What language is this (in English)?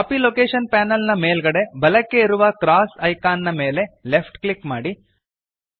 Kannada